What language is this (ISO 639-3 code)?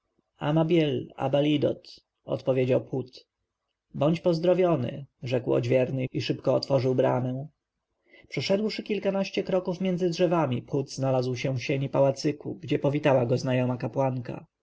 pol